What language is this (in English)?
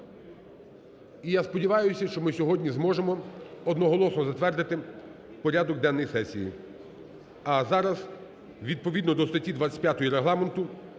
Ukrainian